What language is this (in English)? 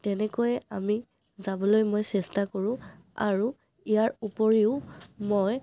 Assamese